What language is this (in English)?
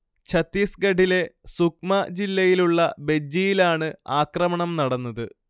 Malayalam